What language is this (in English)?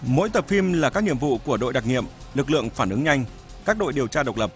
Vietnamese